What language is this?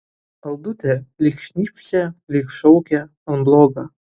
Lithuanian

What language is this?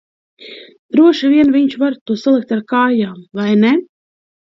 Latvian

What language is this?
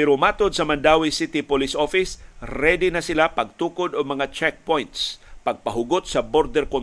Filipino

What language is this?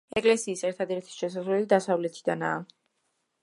Georgian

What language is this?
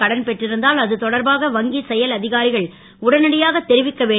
Tamil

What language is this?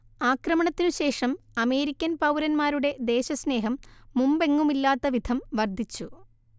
Malayalam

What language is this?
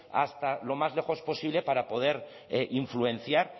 Spanish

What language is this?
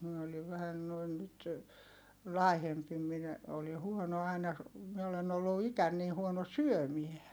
Finnish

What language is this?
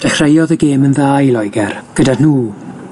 Welsh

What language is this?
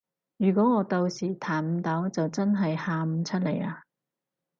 Cantonese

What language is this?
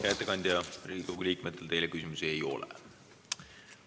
Estonian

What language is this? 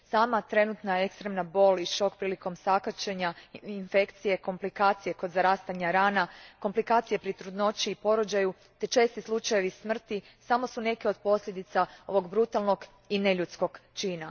Croatian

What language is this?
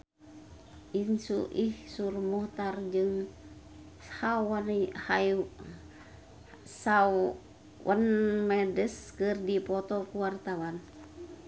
Sundanese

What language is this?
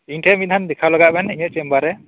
Santali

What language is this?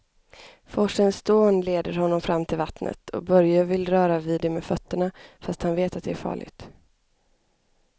Swedish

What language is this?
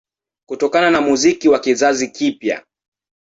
Swahili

